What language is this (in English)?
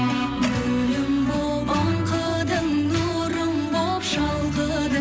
Kazakh